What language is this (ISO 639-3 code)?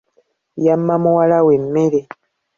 lug